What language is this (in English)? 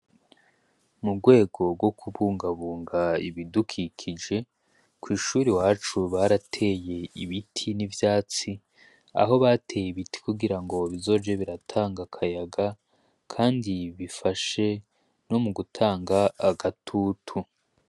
Rundi